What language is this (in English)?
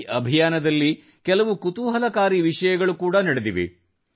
Kannada